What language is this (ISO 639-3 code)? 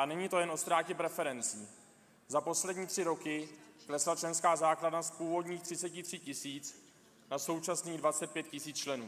ces